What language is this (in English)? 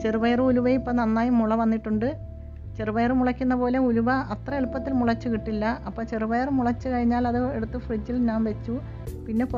Arabic